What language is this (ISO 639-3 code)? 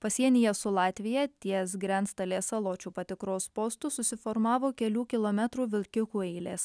lit